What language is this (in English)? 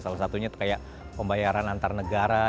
Indonesian